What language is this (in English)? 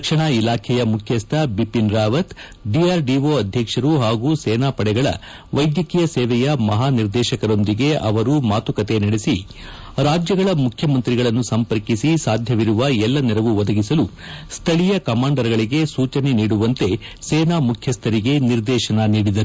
Kannada